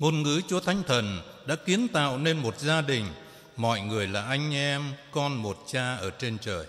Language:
Vietnamese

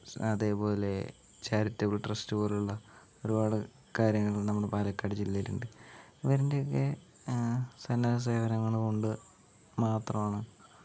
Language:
Malayalam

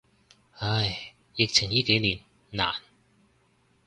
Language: Cantonese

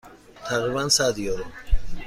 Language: Persian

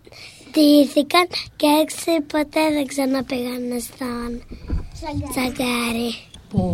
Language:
Greek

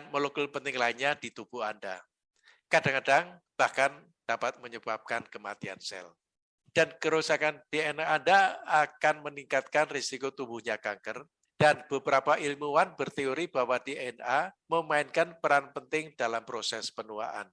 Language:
Indonesian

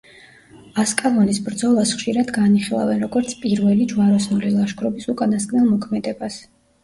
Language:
Georgian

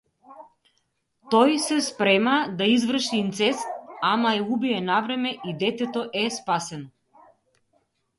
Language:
Macedonian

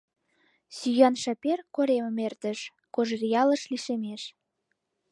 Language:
Mari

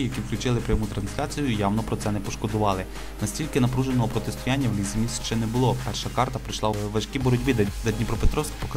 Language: Ukrainian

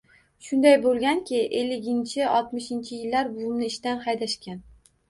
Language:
Uzbek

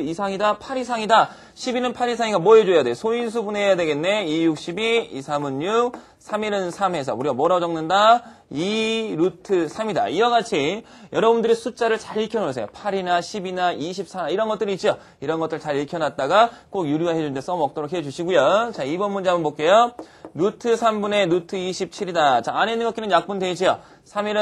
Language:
Korean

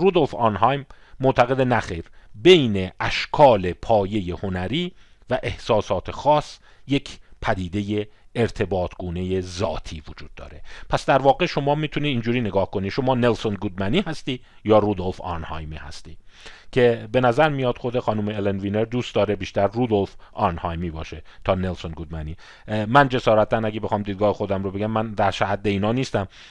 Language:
Persian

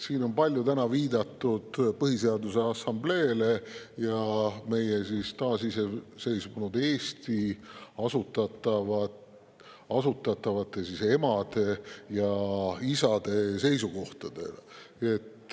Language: Estonian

